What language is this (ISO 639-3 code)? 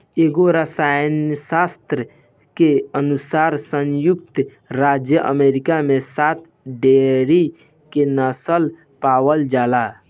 bho